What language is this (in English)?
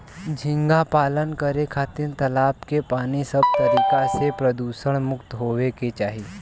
Bhojpuri